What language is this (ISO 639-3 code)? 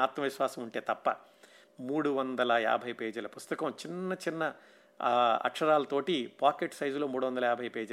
tel